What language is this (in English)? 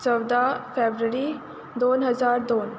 Konkani